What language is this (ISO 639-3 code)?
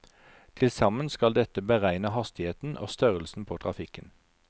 nor